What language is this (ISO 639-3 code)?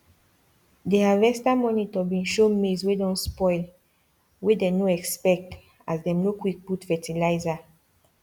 pcm